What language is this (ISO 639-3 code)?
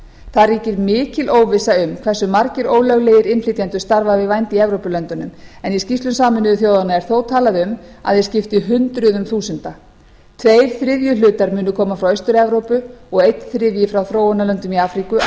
isl